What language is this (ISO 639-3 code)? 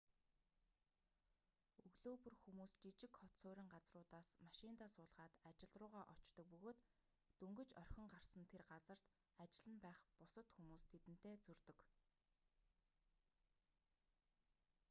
mon